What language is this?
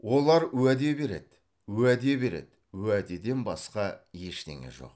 Kazakh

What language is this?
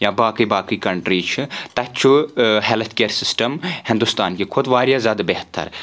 Kashmiri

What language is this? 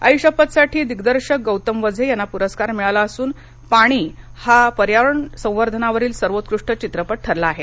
Marathi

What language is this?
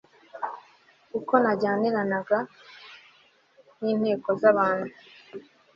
Kinyarwanda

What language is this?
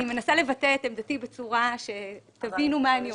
Hebrew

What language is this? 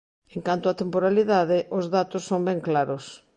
Galician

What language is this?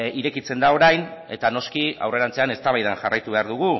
Basque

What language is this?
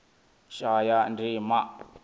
Venda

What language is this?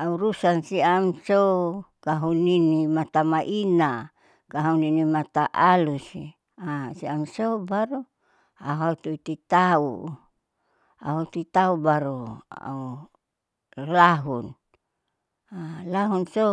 Saleman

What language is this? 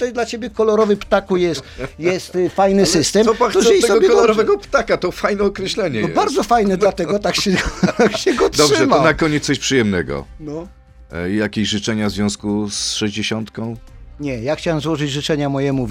Polish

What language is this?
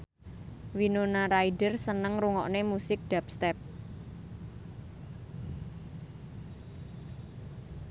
Javanese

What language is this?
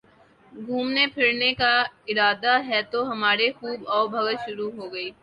Urdu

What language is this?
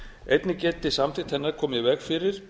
Icelandic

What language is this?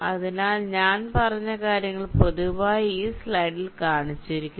Malayalam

